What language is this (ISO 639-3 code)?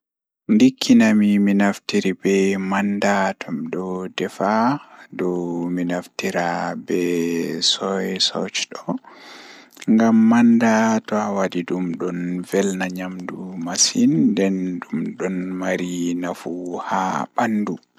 ful